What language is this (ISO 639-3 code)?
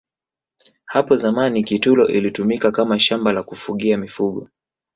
swa